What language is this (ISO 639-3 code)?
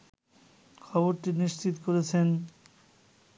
ben